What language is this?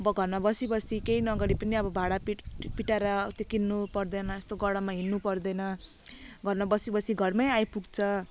Nepali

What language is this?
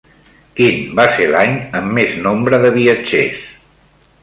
Catalan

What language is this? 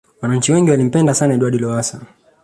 Swahili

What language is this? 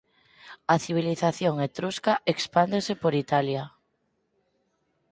Galician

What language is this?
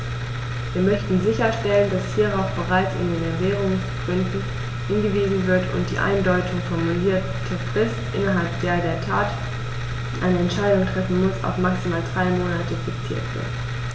German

